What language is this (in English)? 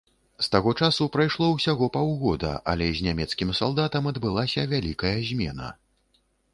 Belarusian